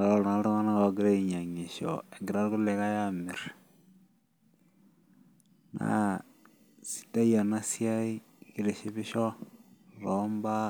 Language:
Masai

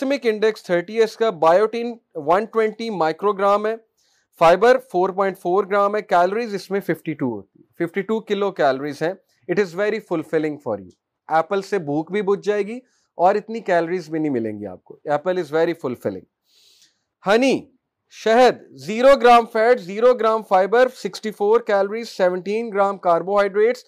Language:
Urdu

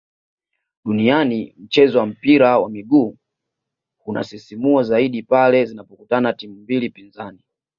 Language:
Swahili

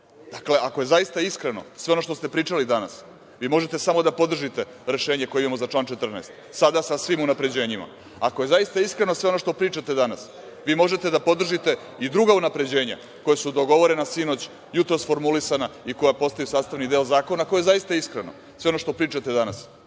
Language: Serbian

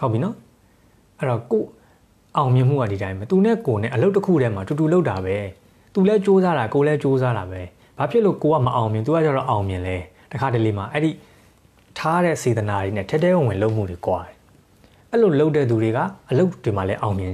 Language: Thai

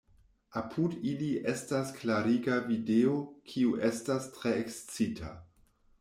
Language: Esperanto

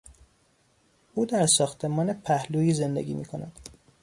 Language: Persian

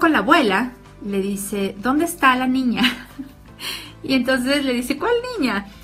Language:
Spanish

